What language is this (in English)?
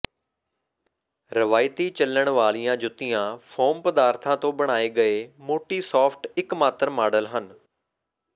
Punjabi